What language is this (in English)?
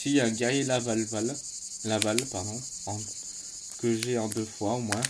French